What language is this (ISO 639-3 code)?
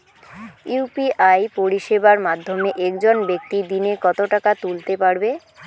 ben